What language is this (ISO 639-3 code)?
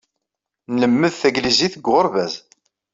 kab